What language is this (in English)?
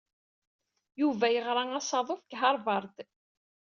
Kabyle